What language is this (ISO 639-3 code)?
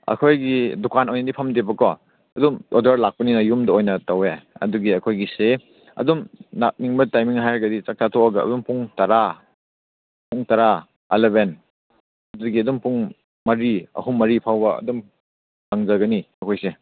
mni